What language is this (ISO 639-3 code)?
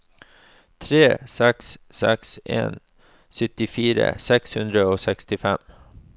nor